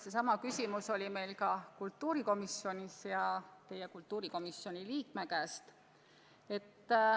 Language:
Estonian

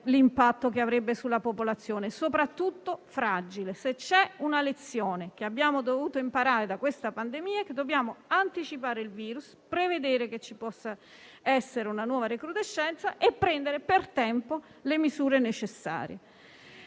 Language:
Italian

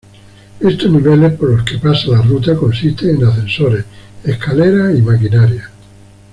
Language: Spanish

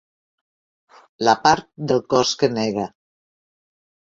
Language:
Catalan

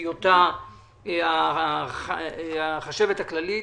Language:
Hebrew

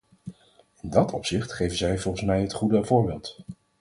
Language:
Dutch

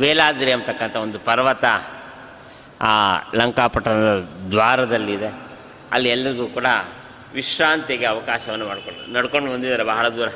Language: Kannada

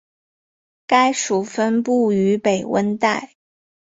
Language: Chinese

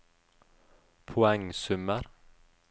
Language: Norwegian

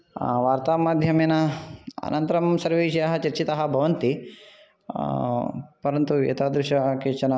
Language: Sanskrit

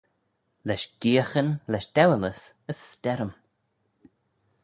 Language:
Manx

